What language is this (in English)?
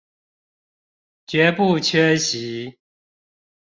Chinese